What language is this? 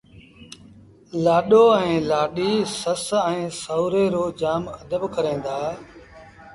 Sindhi Bhil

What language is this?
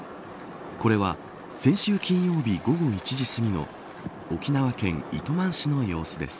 Japanese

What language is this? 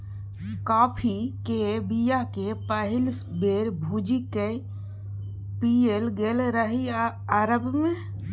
Maithili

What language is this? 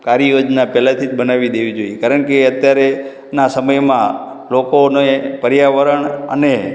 Gujarati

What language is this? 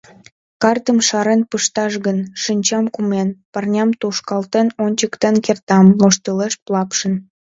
Mari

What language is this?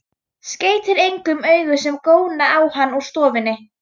Icelandic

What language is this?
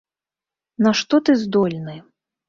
Belarusian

